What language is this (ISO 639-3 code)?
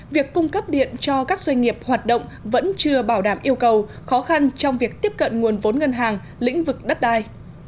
vie